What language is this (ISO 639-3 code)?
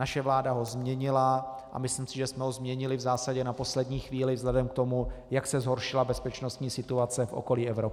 ces